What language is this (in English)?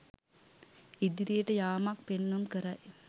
Sinhala